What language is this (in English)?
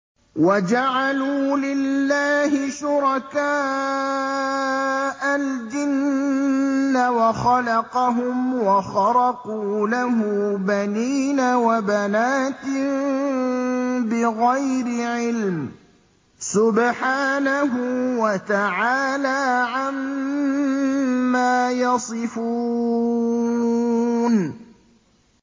Arabic